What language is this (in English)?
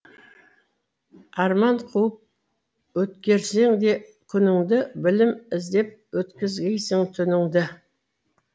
Kazakh